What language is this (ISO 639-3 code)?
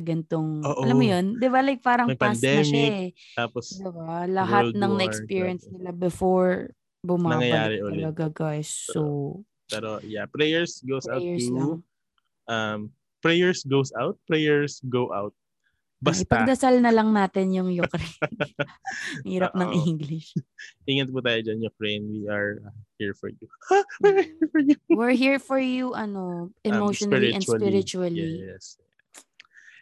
fil